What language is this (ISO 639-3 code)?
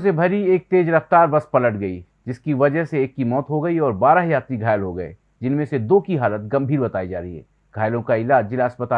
hin